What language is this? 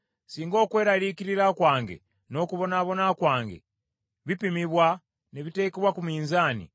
Ganda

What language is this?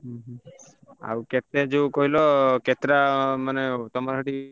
Odia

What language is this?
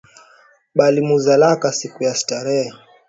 Swahili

